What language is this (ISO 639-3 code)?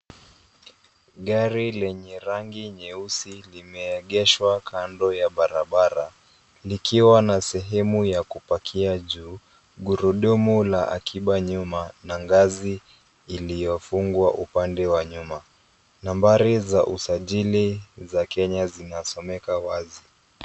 swa